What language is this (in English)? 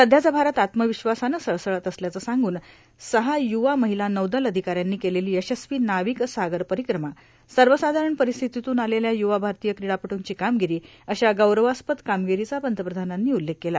Marathi